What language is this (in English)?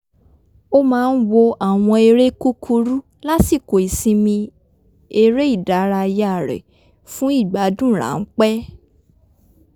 Yoruba